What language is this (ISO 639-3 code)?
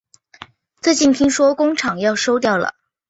zho